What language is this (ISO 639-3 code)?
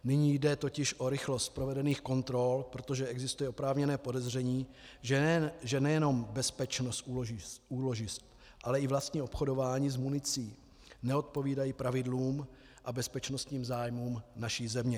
ces